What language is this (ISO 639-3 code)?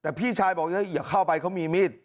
tha